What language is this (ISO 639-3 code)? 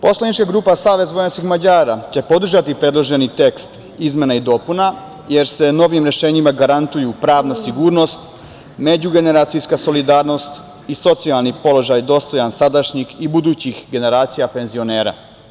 srp